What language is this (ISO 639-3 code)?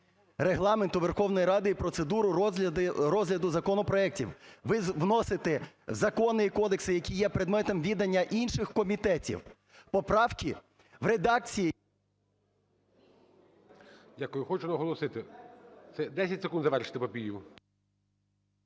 ukr